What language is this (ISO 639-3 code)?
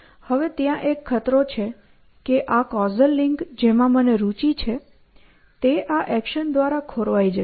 guj